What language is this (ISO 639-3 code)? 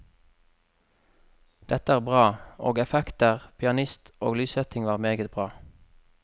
nor